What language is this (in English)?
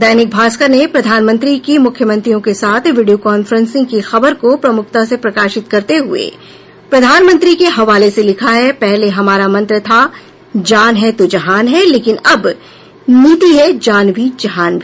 Hindi